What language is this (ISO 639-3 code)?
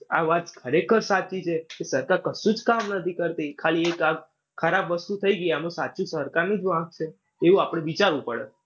guj